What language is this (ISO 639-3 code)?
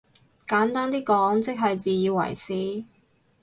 yue